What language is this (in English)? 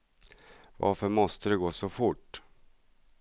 Swedish